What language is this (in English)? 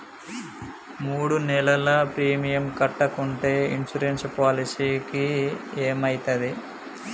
Telugu